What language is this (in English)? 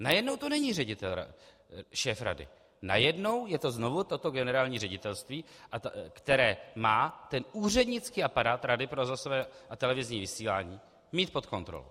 Czech